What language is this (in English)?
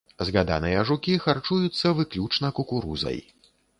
Belarusian